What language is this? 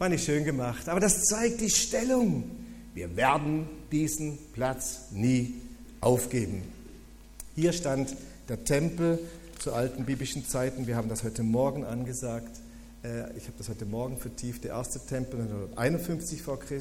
German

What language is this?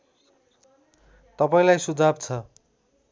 Nepali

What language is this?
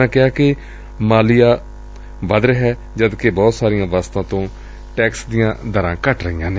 Punjabi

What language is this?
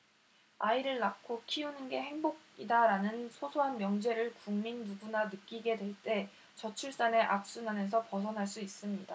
Korean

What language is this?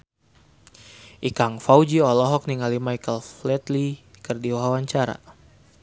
Sundanese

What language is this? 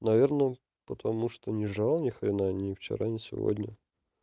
Russian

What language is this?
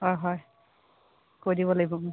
Assamese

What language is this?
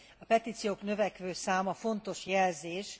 Hungarian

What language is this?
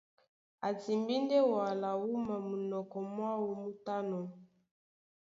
Duala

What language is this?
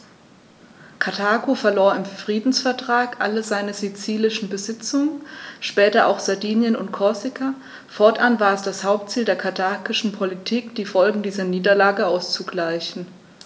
German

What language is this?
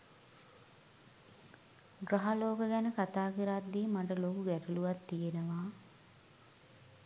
Sinhala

